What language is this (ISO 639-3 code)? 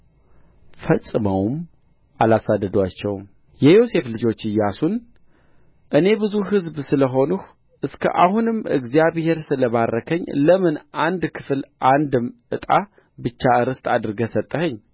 amh